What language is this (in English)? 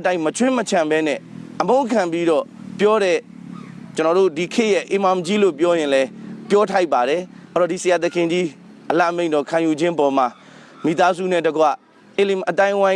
English